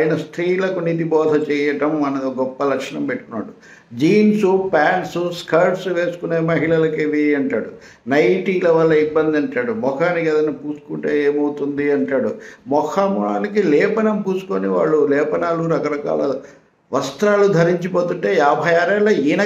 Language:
Romanian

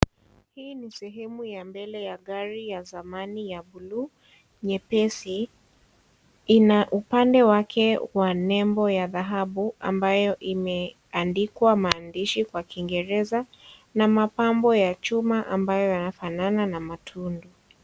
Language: Swahili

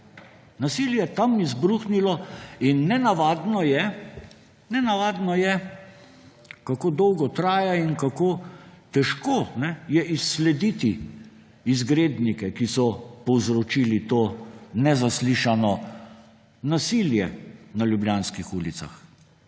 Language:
Slovenian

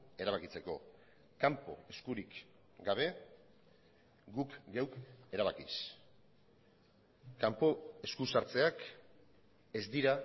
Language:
Basque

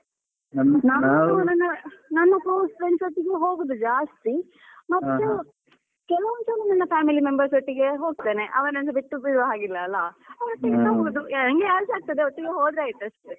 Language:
Kannada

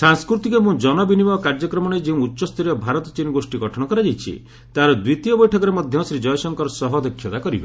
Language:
Odia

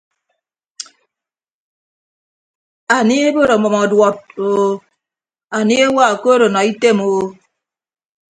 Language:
Ibibio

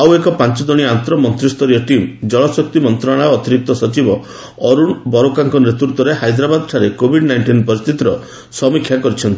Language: Odia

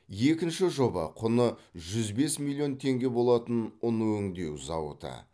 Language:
Kazakh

